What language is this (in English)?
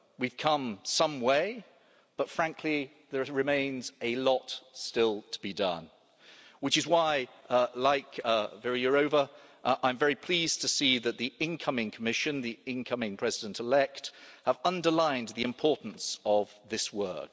English